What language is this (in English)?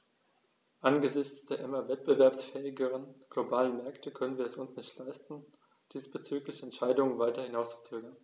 German